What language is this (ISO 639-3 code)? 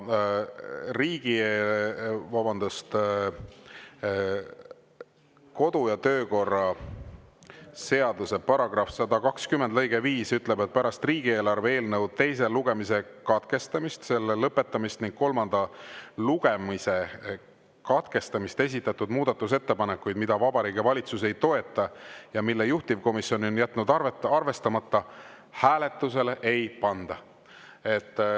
est